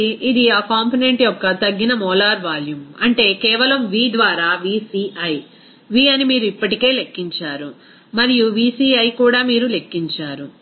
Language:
Telugu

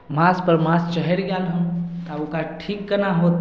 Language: Maithili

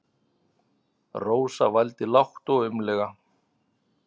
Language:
Icelandic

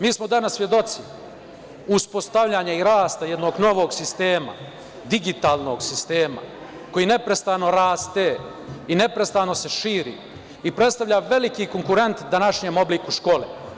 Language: Serbian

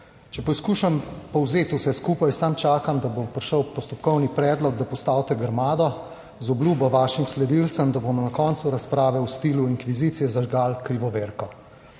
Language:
Slovenian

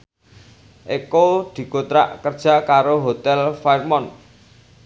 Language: Javanese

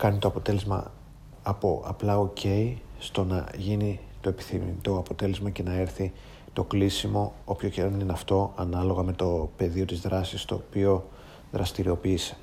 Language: Greek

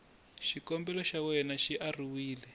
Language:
Tsonga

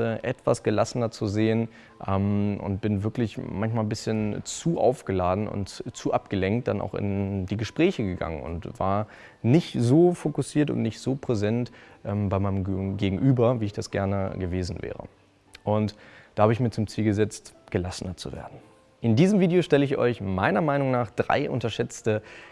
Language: German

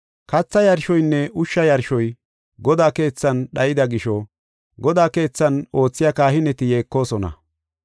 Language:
Gofa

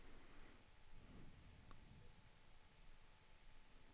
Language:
Swedish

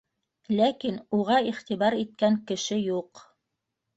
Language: Bashkir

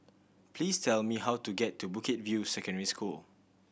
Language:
English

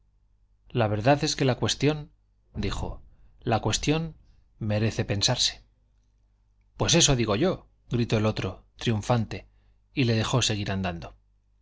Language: Spanish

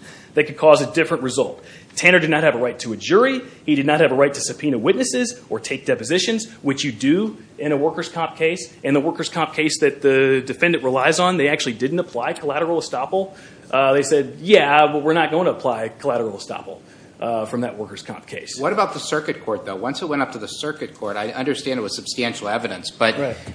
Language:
English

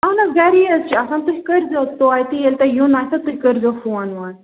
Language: Kashmiri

